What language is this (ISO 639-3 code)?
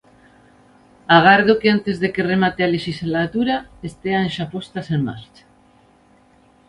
glg